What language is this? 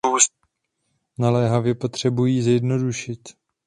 Czech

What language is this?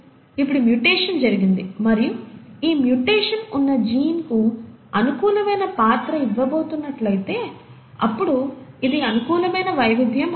Telugu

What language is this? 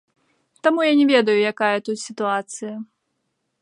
Belarusian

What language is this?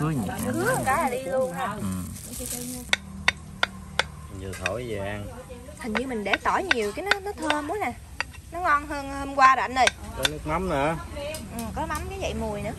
Vietnamese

